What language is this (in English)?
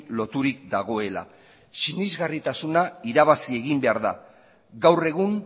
Basque